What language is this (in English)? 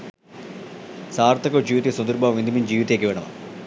Sinhala